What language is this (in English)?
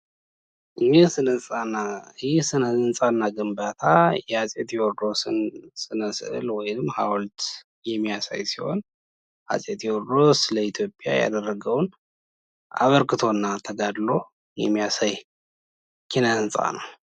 Amharic